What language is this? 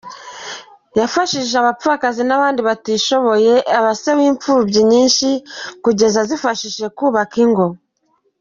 Kinyarwanda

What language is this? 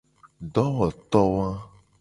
Gen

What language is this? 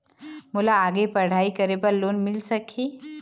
Chhattisgarhi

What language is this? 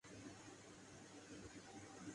Urdu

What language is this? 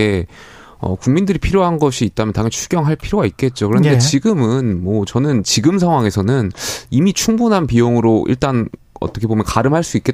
Korean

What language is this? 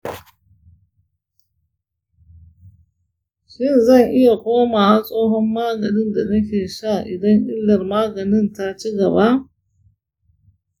Hausa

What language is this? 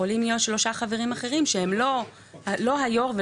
Hebrew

